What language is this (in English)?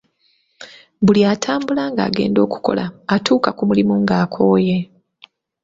Ganda